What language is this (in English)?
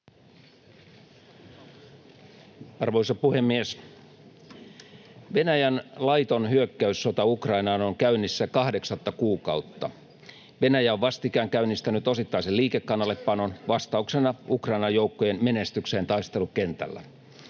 Finnish